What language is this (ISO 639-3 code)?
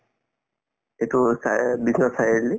asm